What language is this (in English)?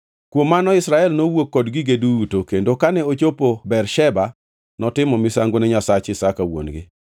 Luo (Kenya and Tanzania)